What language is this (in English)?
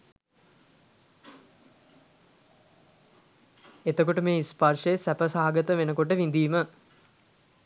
Sinhala